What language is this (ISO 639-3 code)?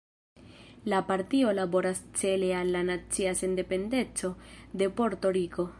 epo